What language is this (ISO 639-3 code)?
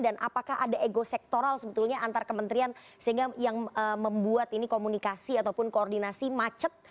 ind